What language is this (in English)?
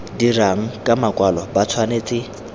Tswana